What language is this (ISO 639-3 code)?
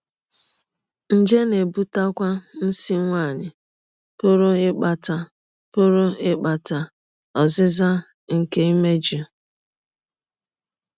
ibo